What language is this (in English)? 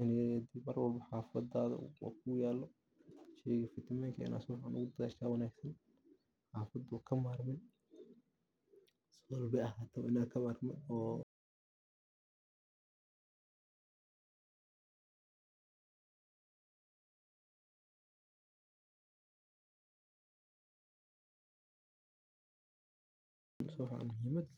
Somali